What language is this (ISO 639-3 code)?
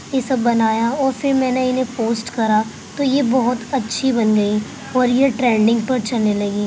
urd